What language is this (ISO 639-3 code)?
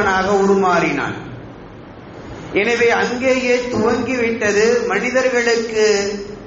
ara